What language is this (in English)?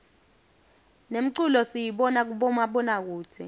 Swati